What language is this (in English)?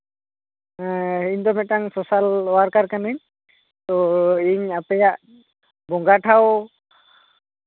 Santali